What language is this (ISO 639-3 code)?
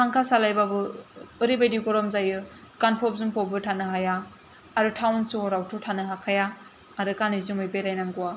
brx